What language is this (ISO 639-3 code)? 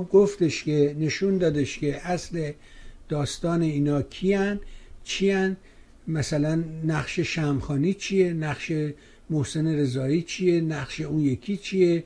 fas